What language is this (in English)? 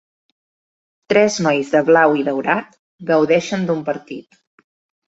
Catalan